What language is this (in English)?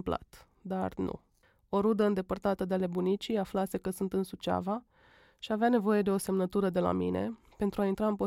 Romanian